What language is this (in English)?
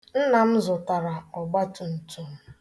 Igbo